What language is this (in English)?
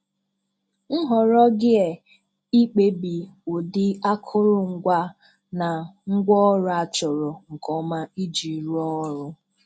Igbo